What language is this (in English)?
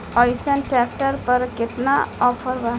Bhojpuri